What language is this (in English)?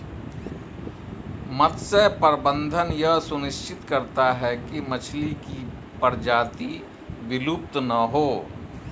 Hindi